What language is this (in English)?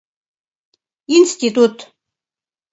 Mari